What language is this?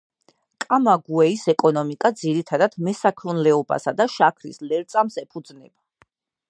Georgian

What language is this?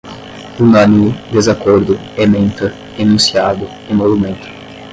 Portuguese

